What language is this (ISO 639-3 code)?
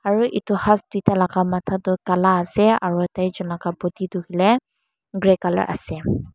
nag